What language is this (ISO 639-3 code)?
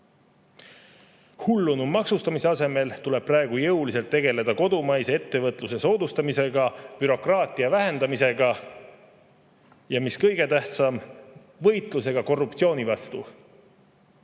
est